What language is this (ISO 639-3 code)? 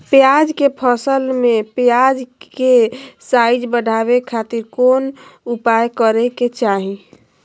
mag